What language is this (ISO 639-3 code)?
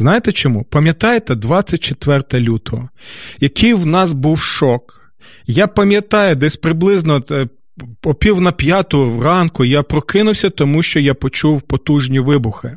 ukr